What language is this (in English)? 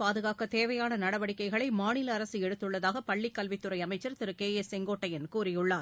Tamil